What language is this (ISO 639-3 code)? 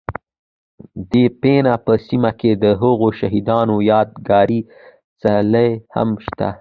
pus